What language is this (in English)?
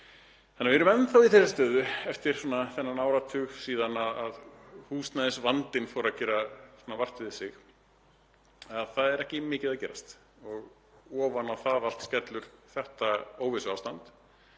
Icelandic